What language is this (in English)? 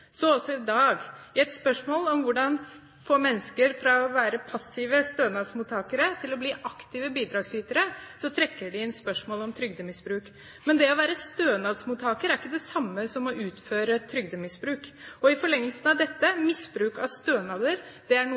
Norwegian Bokmål